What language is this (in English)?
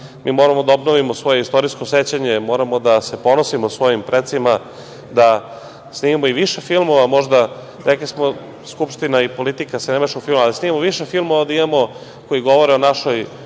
Serbian